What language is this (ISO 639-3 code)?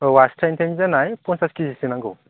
brx